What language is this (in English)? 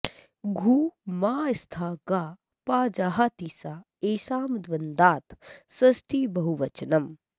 Sanskrit